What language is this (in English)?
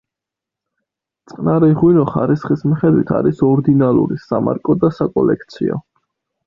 Georgian